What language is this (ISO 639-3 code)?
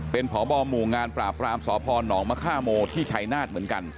tha